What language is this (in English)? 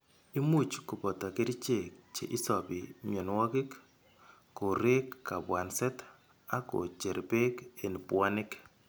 Kalenjin